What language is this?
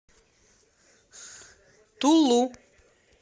Russian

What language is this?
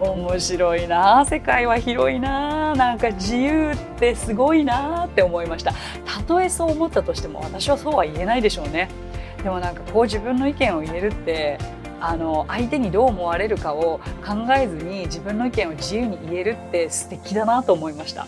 Japanese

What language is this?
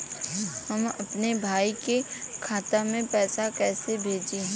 Bhojpuri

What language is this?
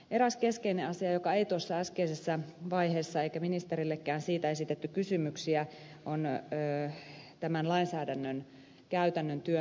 Finnish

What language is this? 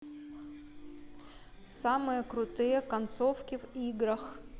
Russian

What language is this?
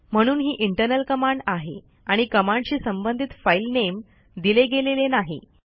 Marathi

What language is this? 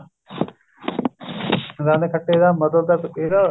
Punjabi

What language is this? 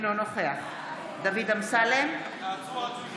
Hebrew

